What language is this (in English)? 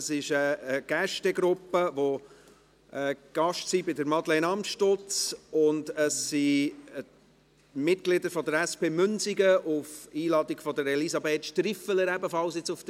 Swiss German